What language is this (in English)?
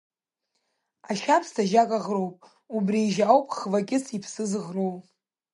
Abkhazian